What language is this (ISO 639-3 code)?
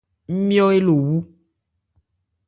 ebr